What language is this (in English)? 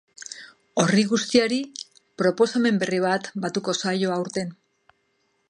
Basque